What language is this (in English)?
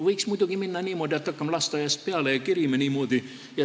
Estonian